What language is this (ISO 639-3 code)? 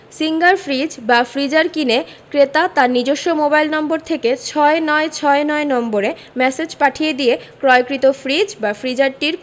ben